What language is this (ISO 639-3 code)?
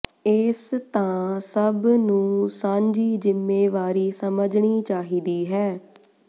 pan